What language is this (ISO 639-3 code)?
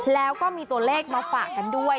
tha